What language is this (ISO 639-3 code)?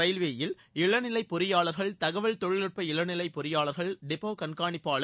tam